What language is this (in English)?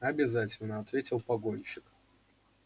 Russian